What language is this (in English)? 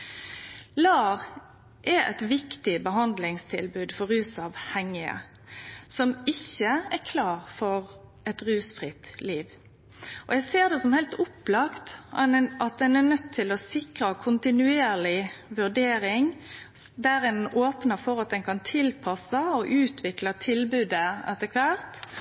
Norwegian Nynorsk